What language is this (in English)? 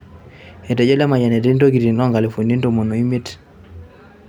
Masai